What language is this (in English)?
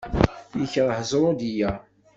Kabyle